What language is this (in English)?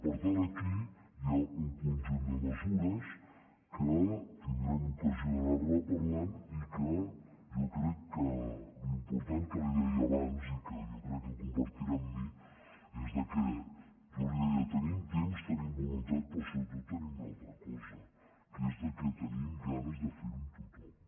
Catalan